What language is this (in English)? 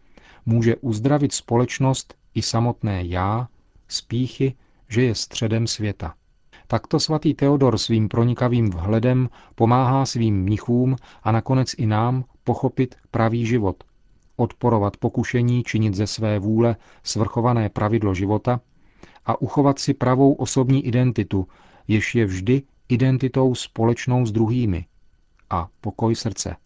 Czech